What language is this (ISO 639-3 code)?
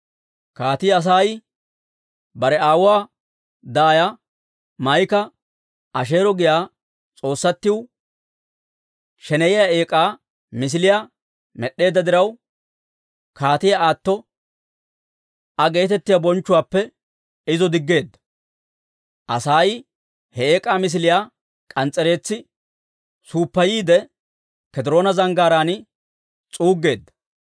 dwr